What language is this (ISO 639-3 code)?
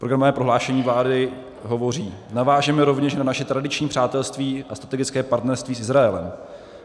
ces